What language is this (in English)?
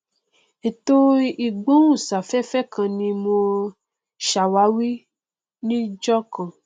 Yoruba